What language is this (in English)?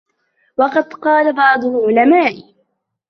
Arabic